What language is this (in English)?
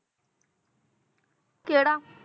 Punjabi